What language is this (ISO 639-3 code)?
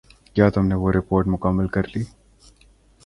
urd